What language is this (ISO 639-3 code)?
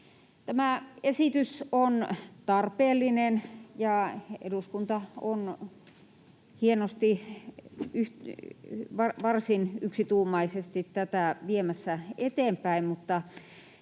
fin